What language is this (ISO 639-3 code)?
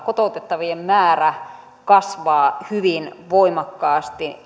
fin